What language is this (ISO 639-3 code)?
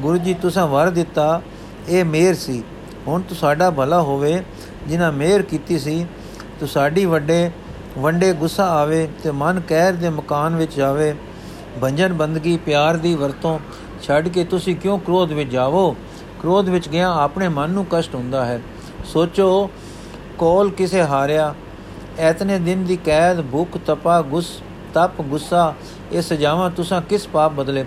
pan